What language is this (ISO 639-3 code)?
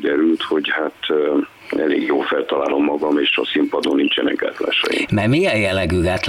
hun